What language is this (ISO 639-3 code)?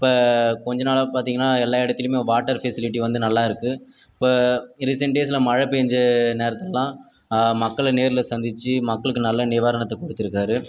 tam